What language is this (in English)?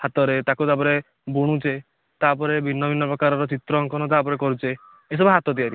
Odia